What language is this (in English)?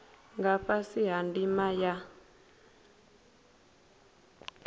Venda